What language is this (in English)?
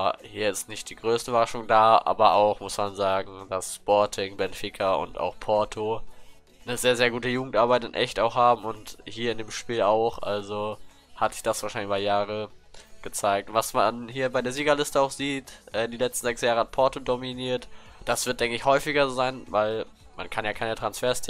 German